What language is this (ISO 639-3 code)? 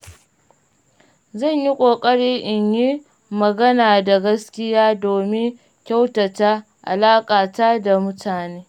hau